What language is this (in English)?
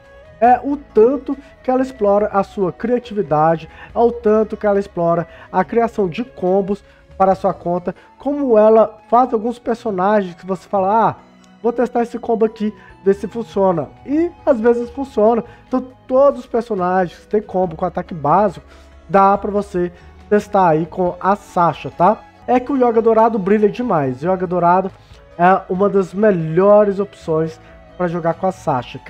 Portuguese